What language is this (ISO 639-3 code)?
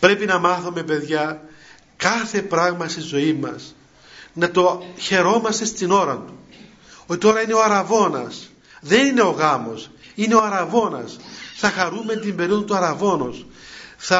ell